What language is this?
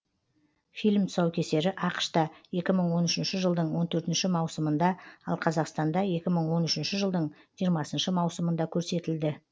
Kazakh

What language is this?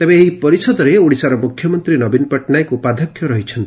Odia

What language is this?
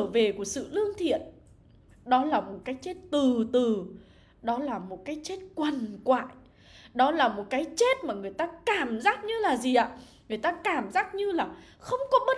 Vietnamese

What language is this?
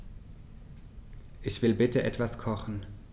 German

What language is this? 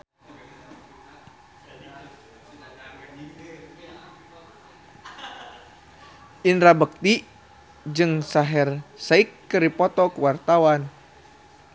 Sundanese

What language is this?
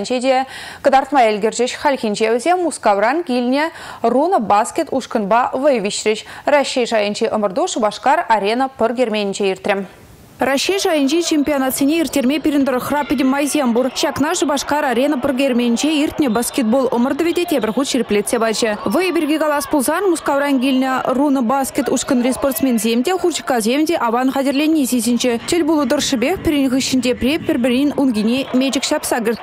Russian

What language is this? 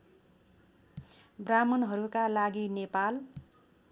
Nepali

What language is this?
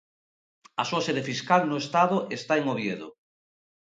Galician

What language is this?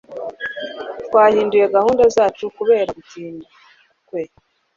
Kinyarwanda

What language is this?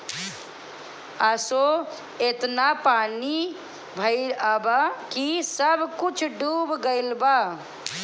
Bhojpuri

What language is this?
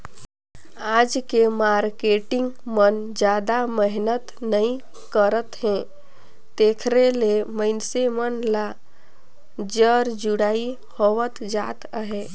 Chhattisgarhi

